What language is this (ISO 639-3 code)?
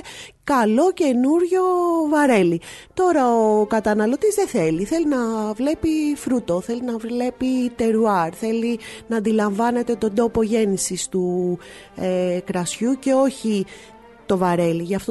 ell